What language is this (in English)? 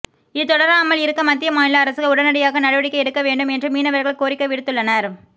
Tamil